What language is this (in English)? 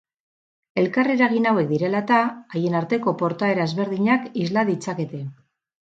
Basque